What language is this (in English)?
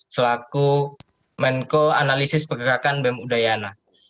Indonesian